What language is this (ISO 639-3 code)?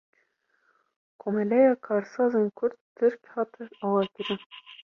kur